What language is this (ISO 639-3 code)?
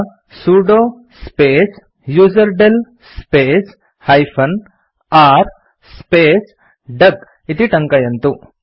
san